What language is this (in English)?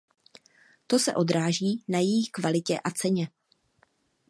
Czech